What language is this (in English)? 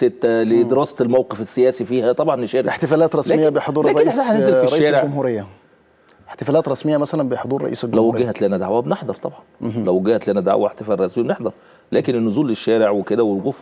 Arabic